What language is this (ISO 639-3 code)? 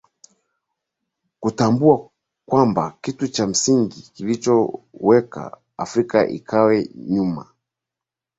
swa